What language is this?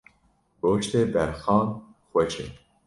Kurdish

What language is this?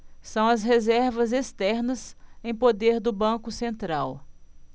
Portuguese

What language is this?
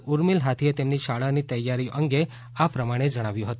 Gujarati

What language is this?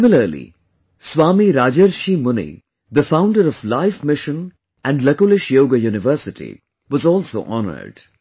English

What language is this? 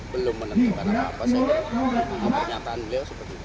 Indonesian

